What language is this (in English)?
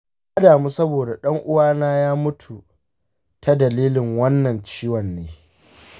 Hausa